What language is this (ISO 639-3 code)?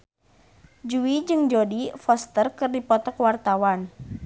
sun